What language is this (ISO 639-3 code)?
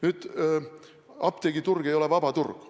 est